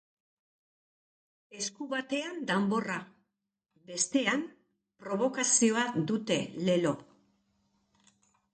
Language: Basque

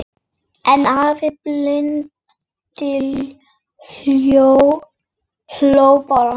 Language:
Icelandic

